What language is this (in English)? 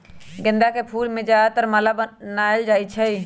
Magahi